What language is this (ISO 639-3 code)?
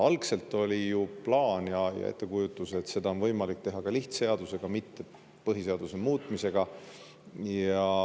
est